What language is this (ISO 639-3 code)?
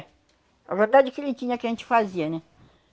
por